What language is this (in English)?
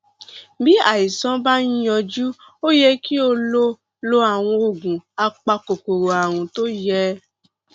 Yoruba